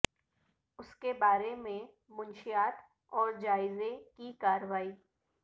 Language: Urdu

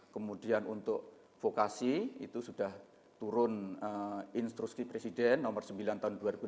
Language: Indonesian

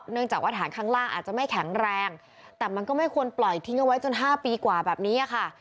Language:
Thai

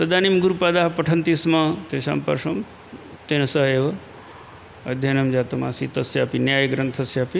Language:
Sanskrit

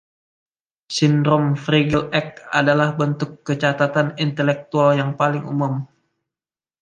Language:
Indonesian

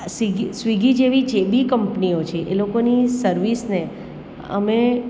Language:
Gujarati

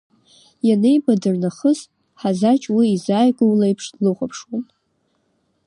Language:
Abkhazian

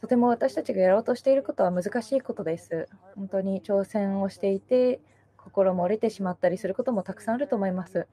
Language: Japanese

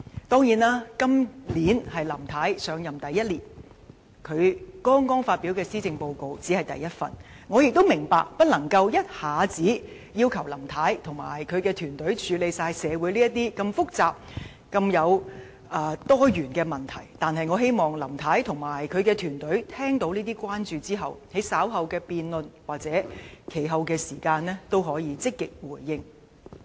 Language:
Cantonese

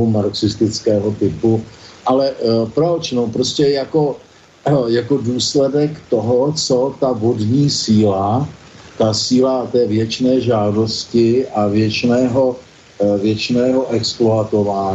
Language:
Czech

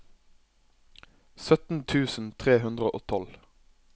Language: Norwegian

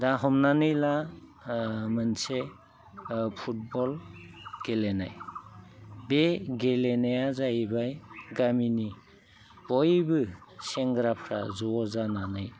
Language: Bodo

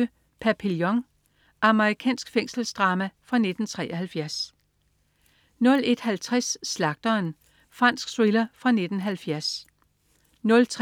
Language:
Danish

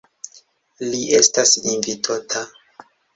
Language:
Esperanto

